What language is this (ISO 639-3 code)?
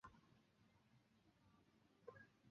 zho